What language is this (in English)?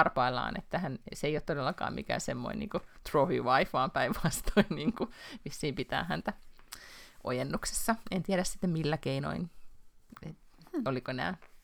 Finnish